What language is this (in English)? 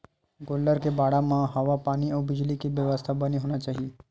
Chhattisgarhi